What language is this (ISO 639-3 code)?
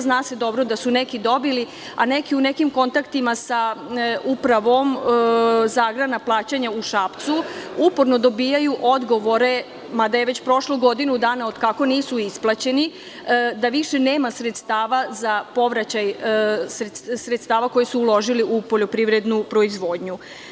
srp